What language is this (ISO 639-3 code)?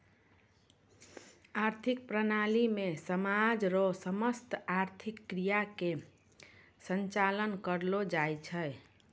mai